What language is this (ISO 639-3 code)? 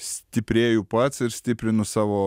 lit